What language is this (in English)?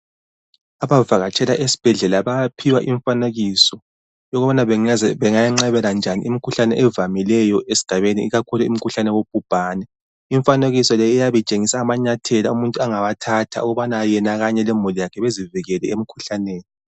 North Ndebele